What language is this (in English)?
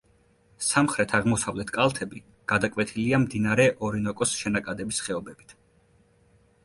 Georgian